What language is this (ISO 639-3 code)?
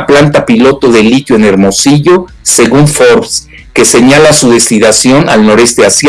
spa